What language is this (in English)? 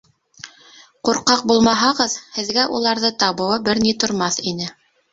Bashkir